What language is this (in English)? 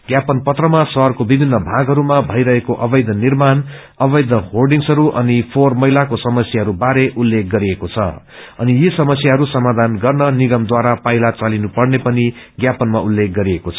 Nepali